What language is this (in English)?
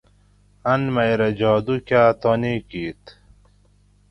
Gawri